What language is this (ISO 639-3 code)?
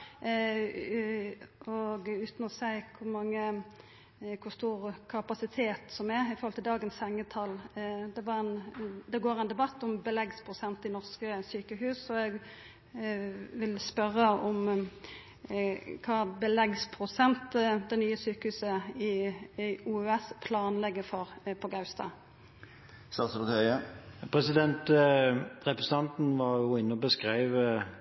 nor